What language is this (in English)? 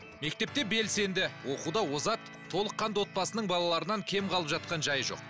Kazakh